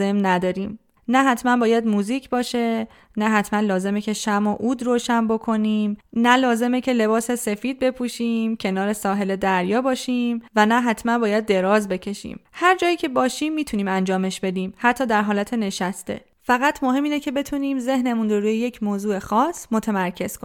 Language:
Persian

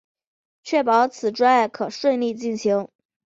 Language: Chinese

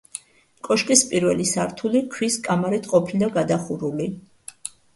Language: Georgian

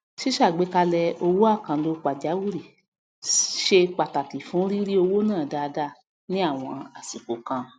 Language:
Yoruba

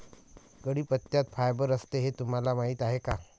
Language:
Marathi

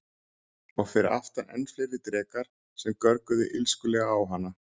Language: Icelandic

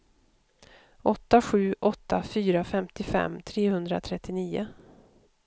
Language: Swedish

